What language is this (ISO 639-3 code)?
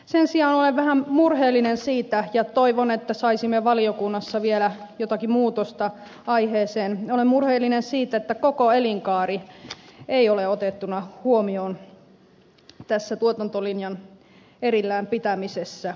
fin